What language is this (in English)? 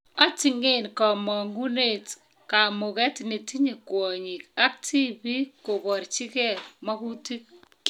Kalenjin